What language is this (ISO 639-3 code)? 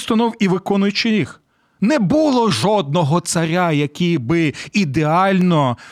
ukr